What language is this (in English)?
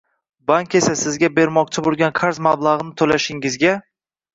Uzbek